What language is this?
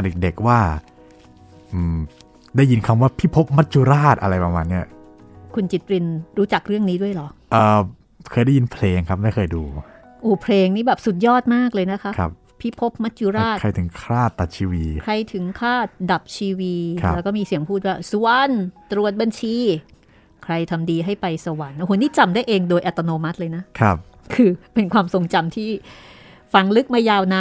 Thai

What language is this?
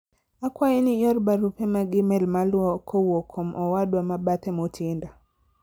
Luo (Kenya and Tanzania)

